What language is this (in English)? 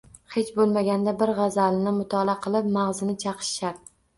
Uzbek